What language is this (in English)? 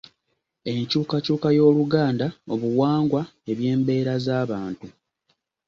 Ganda